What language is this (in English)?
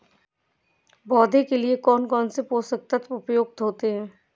Hindi